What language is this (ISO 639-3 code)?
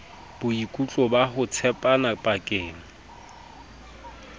sot